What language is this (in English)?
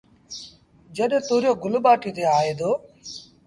Sindhi Bhil